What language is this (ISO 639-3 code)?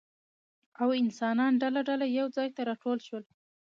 pus